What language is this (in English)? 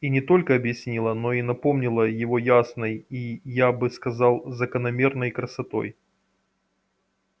Russian